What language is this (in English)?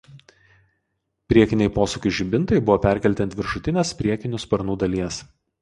Lithuanian